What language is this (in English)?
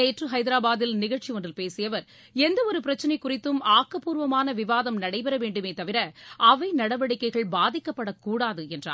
Tamil